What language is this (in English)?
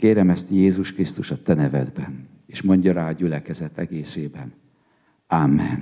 Hungarian